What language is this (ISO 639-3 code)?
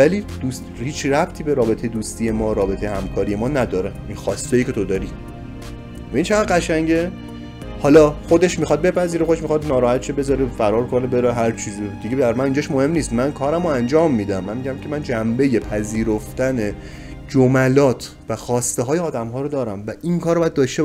fas